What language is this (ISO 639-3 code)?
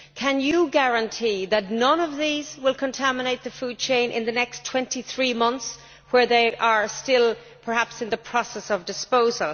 eng